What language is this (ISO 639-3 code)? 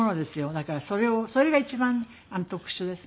jpn